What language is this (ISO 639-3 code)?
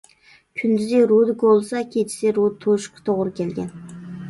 uig